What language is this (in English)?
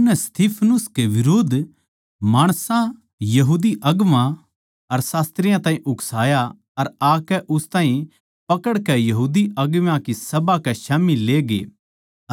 Haryanvi